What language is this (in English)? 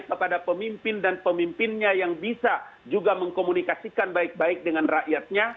Indonesian